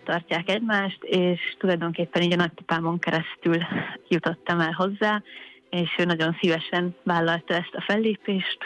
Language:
Hungarian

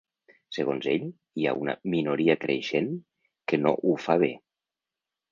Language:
Catalan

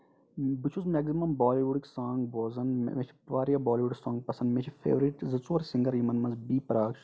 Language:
Kashmiri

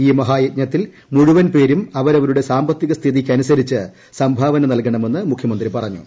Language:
Malayalam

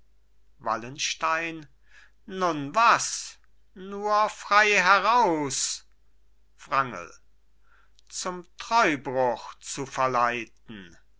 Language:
German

